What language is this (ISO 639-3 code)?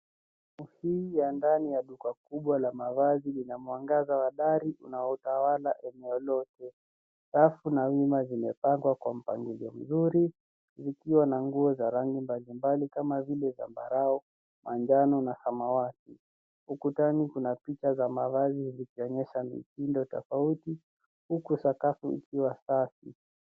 swa